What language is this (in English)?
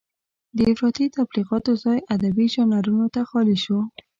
Pashto